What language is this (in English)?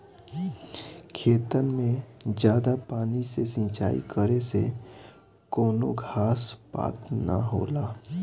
Bhojpuri